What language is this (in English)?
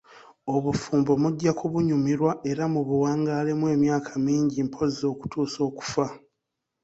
Ganda